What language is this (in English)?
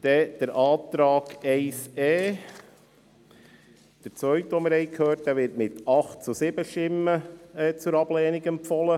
Swiss German